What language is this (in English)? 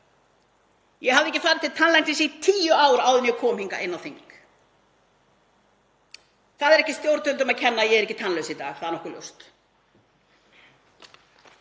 Icelandic